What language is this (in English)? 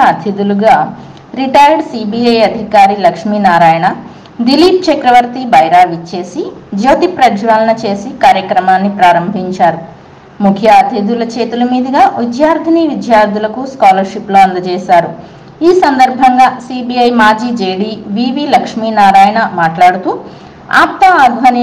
Telugu